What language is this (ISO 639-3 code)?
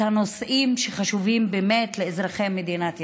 heb